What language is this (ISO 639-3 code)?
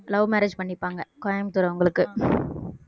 tam